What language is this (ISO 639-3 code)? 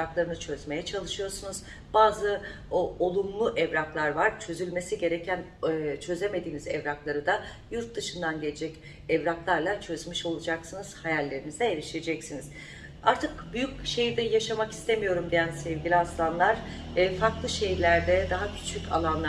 tur